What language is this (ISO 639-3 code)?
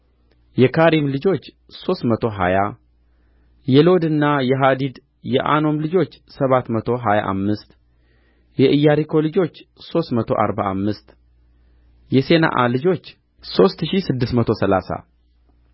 amh